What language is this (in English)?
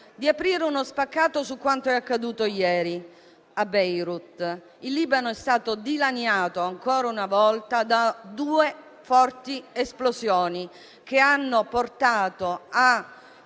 Italian